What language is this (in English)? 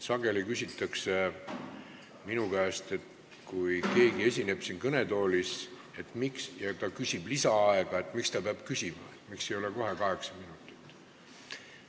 Estonian